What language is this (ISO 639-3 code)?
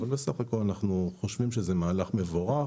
heb